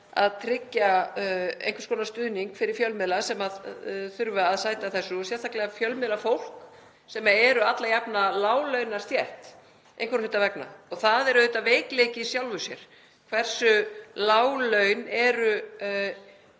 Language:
Icelandic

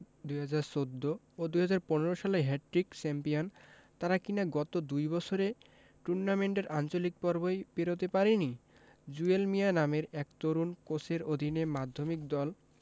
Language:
Bangla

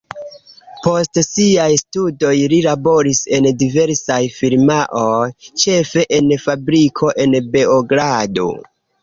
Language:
Esperanto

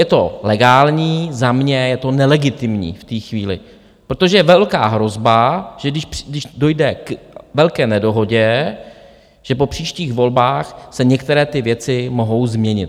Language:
Czech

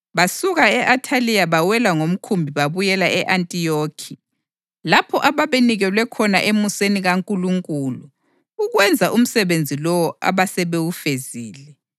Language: North Ndebele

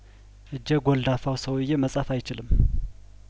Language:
Amharic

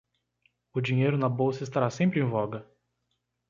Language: Portuguese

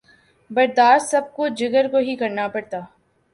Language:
Urdu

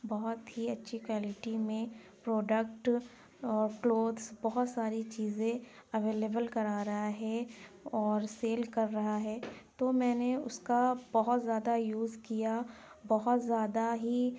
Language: Urdu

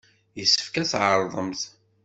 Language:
Kabyle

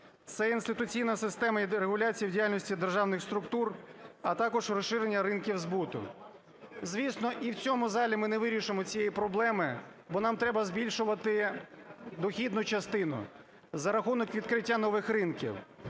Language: Ukrainian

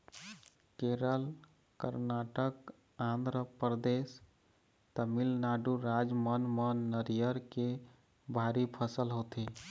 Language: Chhattisgarhi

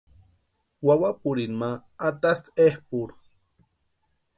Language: Western Highland Purepecha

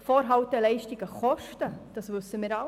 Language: Swiss German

